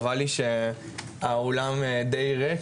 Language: Hebrew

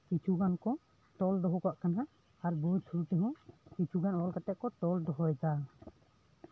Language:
Santali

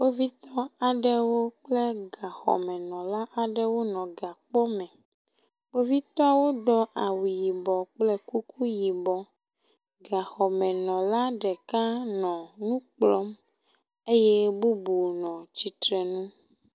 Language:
Ewe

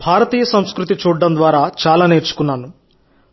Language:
Telugu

